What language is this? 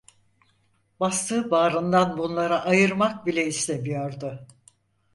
Turkish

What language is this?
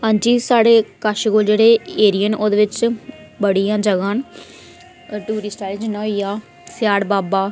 Dogri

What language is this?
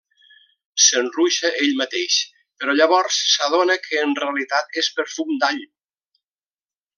Catalan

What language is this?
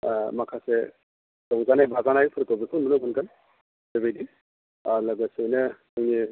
Bodo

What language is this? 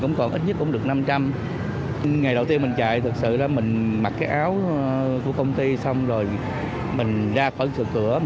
Vietnamese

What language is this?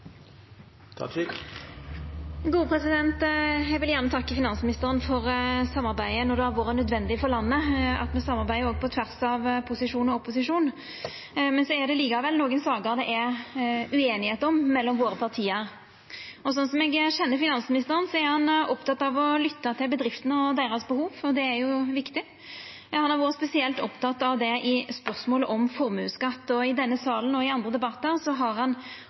Norwegian Nynorsk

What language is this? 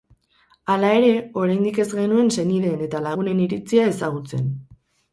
Basque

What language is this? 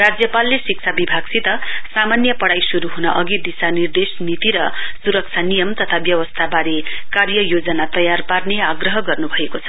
Nepali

